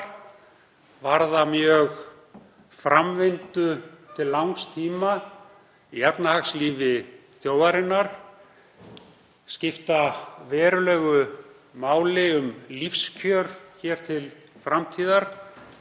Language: Icelandic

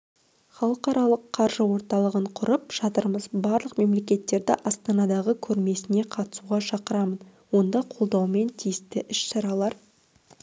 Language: Kazakh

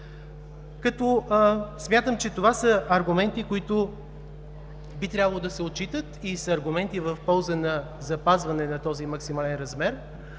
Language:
Bulgarian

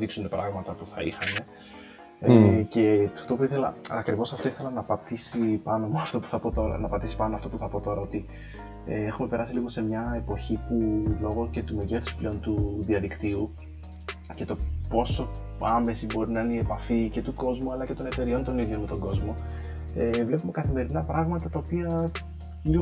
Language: Greek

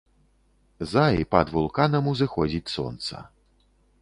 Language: Belarusian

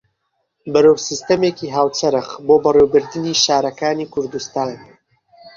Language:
Central Kurdish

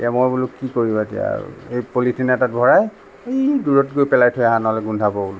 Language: Assamese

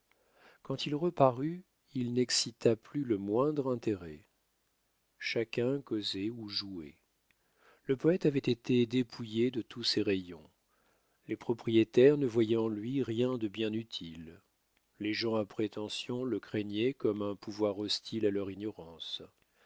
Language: French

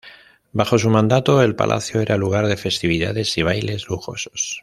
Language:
Spanish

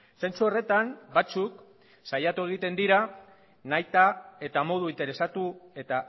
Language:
Basque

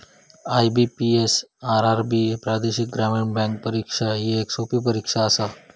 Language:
Marathi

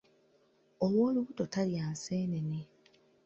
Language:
Ganda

